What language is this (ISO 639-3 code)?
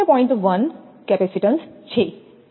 guj